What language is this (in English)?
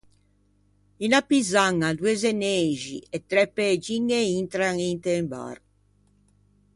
Ligurian